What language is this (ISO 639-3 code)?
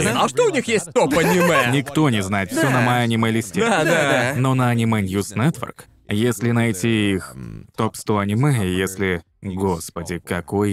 rus